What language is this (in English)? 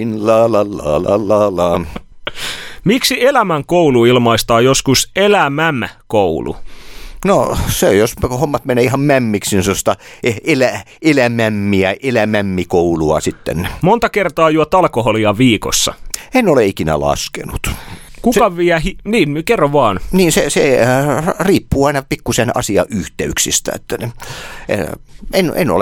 Finnish